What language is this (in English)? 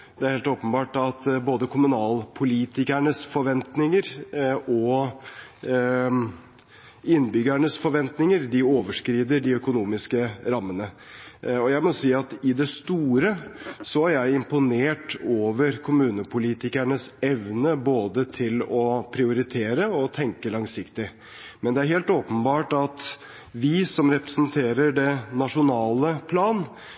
Norwegian Bokmål